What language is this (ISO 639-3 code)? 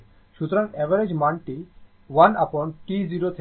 ben